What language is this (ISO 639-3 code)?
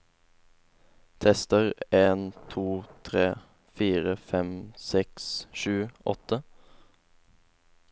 nor